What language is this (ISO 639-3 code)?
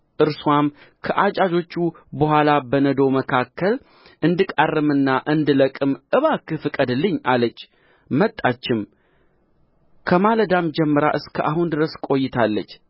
amh